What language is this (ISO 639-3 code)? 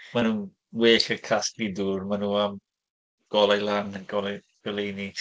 cym